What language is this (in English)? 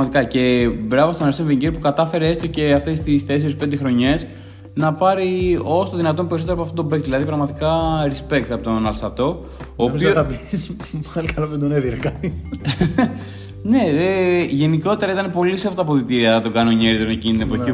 Greek